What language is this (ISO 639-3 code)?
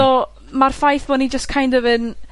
cym